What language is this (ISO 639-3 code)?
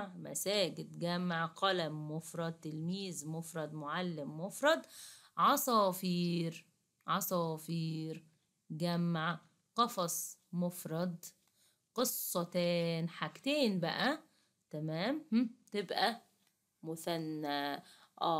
ara